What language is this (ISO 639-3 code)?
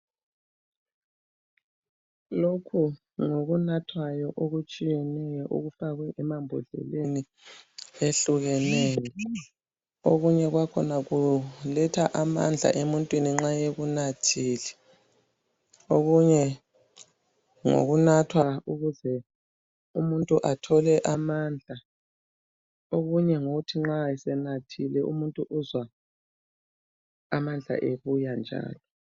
nde